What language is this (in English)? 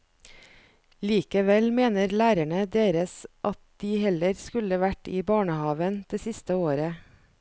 Norwegian